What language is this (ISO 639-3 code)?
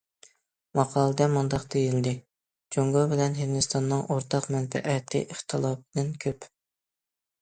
uig